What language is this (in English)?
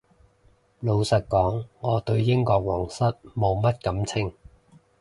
Cantonese